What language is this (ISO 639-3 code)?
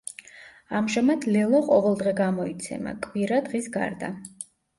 kat